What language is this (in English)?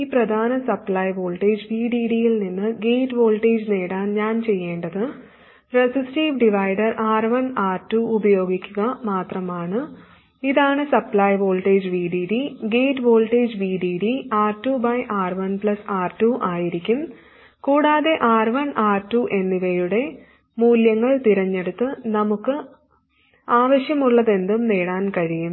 Malayalam